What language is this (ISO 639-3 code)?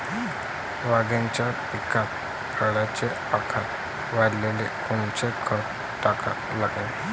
mar